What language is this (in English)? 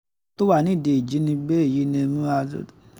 Yoruba